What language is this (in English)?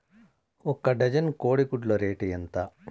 Telugu